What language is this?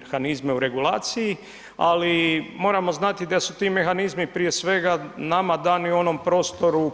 Croatian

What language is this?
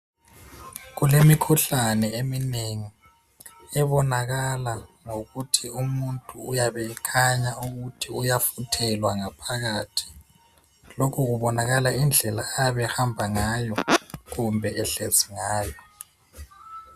North Ndebele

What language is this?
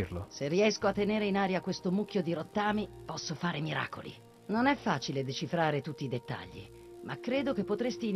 Italian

